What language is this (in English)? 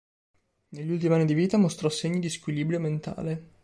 Italian